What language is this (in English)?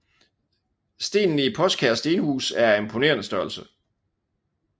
Danish